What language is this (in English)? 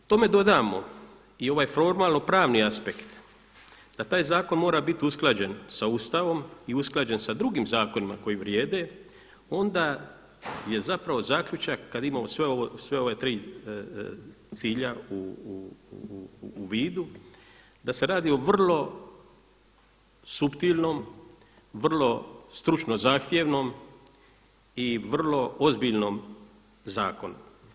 Croatian